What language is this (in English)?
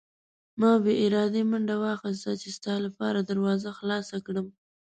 Pashto